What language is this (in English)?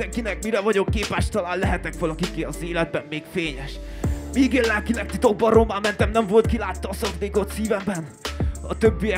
Hungarian